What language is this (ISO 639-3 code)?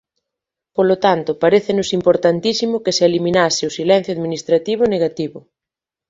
glg